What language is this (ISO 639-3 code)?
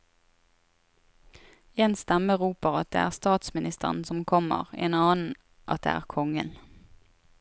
nor